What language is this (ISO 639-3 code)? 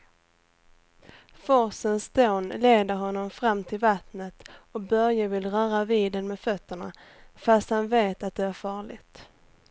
swe